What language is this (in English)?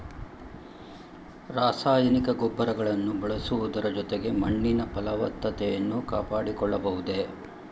Kannada